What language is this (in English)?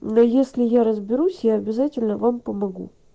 Russian